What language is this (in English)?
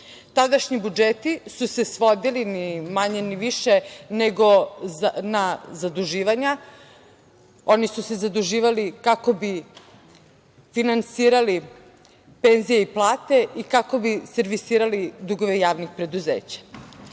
Serbian